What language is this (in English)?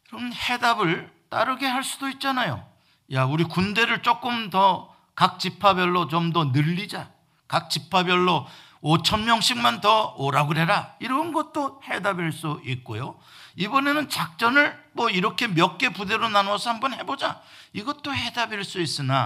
Korean